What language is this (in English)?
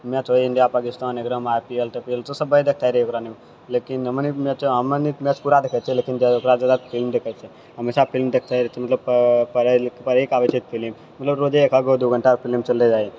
Maithili